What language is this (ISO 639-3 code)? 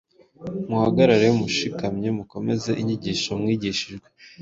kin